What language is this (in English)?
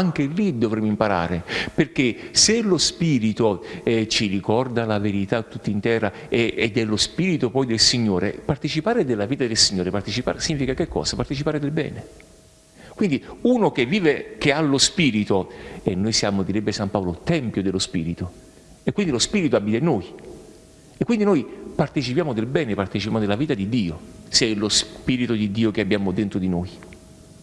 Italian